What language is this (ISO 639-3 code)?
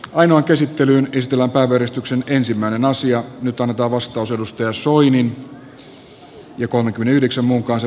fin